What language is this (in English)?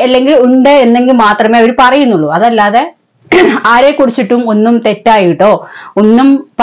Thai